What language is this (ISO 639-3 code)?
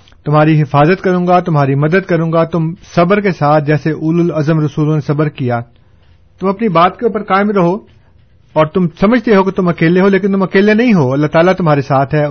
urd